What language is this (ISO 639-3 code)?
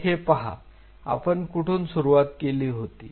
mar